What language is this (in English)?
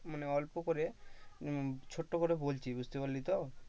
Bangla